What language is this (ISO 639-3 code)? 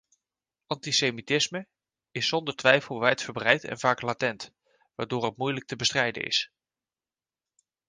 nld